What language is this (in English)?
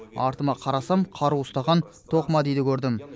Kazakh